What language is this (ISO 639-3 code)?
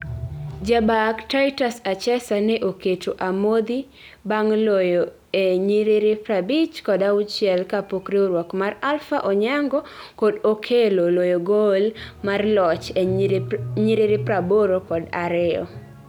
luo